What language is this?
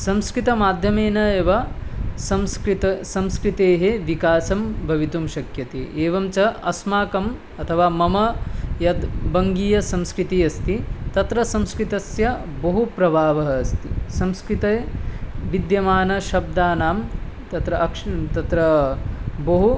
Sanskrit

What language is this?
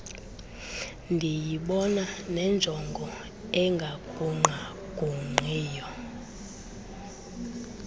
Xhosa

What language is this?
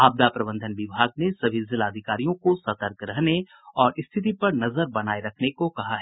Hindi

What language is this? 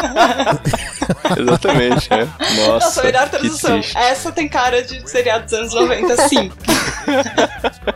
Portuguese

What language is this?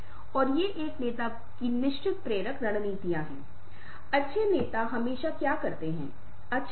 Hindi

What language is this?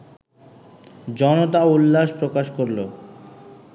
Bangla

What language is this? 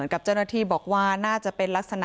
Thai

